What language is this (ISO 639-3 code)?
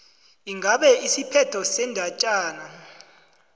nbl